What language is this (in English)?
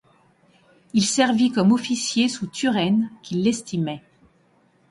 French